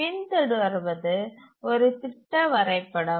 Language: Tamil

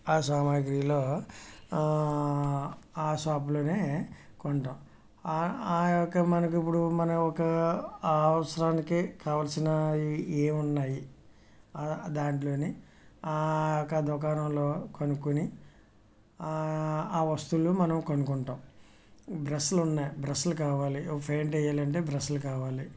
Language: Telugu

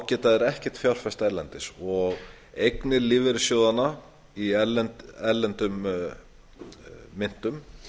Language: Icelandic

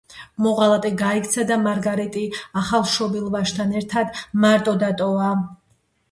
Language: Georgian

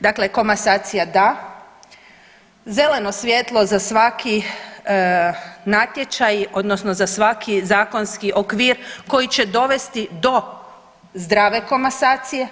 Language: Croatian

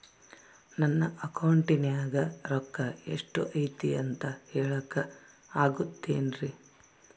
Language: Kannada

